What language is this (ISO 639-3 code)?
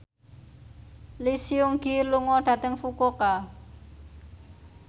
jav